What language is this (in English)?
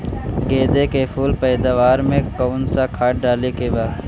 Bhojpuri